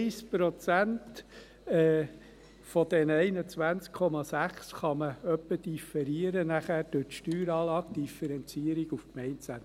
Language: Swiss German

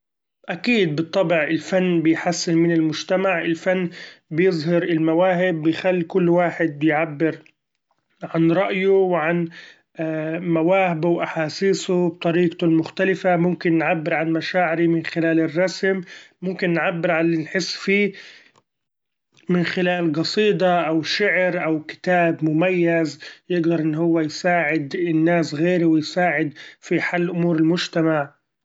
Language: Gulf Arabic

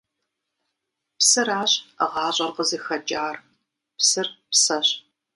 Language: Kabardian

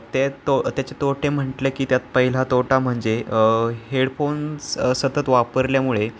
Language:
Marathi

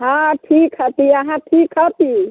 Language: Maithili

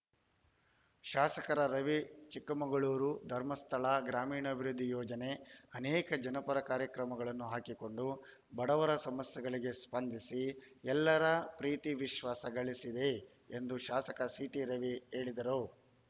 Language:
Kannada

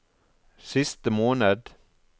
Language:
Norwegian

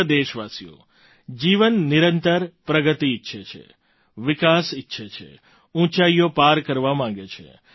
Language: Gujarati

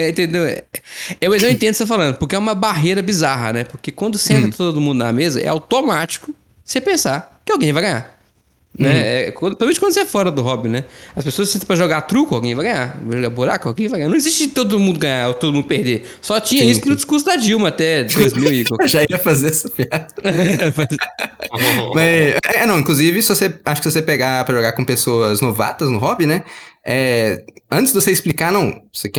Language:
Portuguese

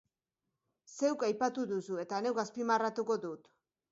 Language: Basque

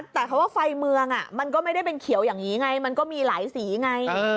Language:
Thai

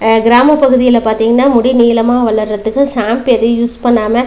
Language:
Tamil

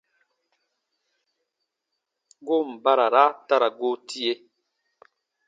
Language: Baatonum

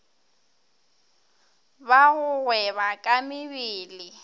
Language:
Northern Sotho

